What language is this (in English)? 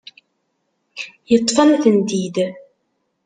Kabyle